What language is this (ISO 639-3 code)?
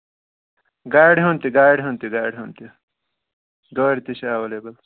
kas